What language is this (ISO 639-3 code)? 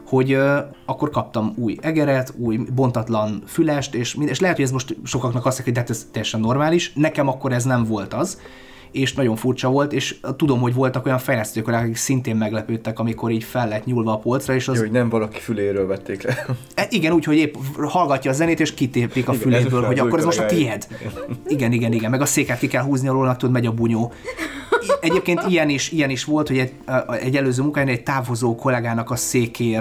hun